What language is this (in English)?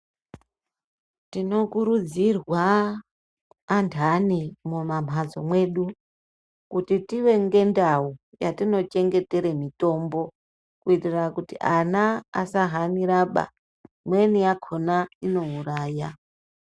Ndau